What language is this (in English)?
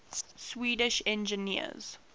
English